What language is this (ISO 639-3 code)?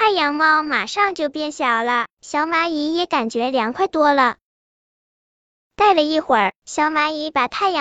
zho